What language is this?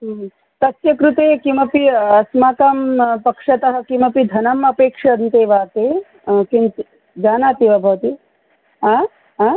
Sanskrit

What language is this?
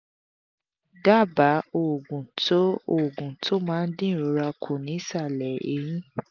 Yoruba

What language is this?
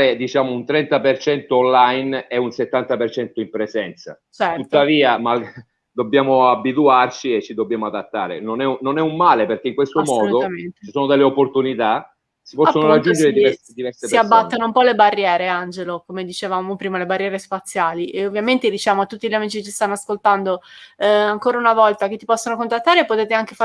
Italian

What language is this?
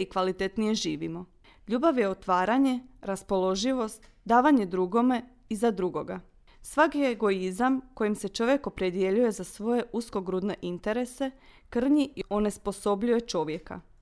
Croatian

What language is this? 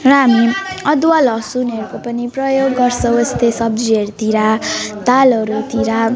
Nepali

